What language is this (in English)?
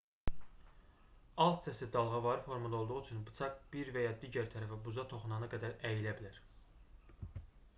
Azerbaijani